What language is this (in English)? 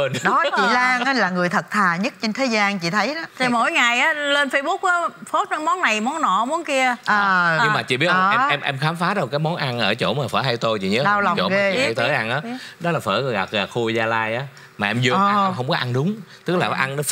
Vietnamese